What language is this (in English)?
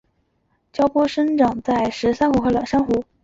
Chinese